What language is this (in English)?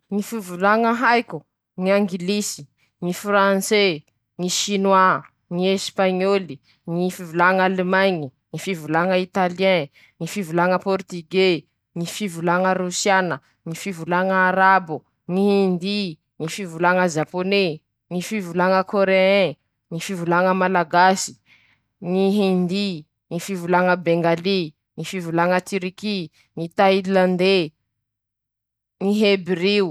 Masikoro Malagasy